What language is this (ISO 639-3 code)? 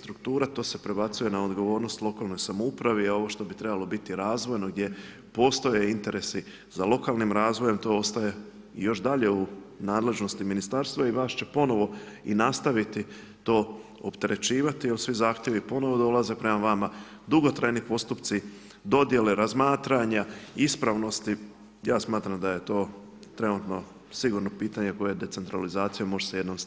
hrv